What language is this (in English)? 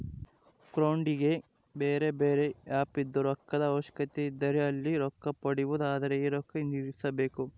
Kannada